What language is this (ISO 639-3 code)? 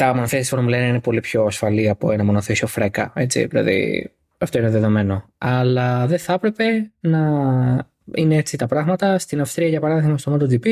ell